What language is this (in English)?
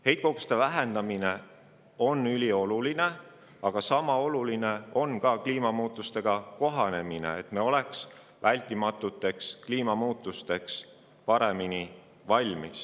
Estonian